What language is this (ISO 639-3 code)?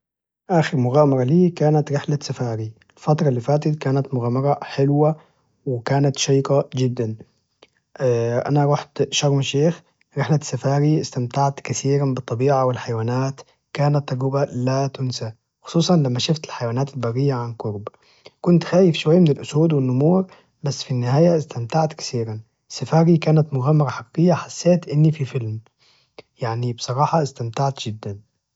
ars